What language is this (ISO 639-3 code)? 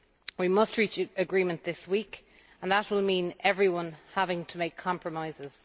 eng